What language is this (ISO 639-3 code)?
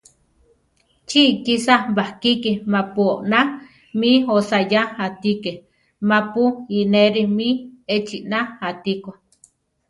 tar